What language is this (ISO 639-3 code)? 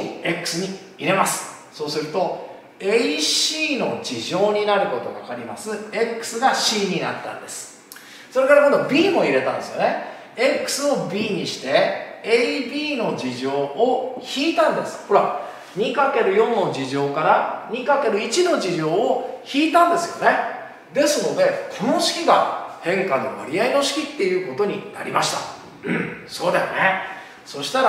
jpn